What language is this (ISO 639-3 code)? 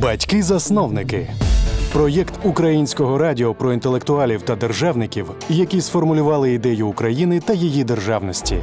ukr